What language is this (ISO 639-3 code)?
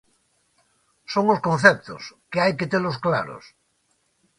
glg